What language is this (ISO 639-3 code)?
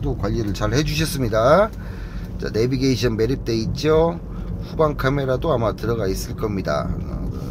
kor